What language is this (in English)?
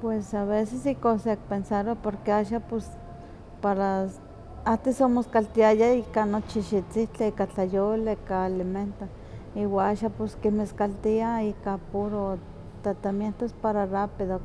Huaxcaleca Nahuatl